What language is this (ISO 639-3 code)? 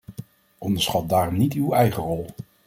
nld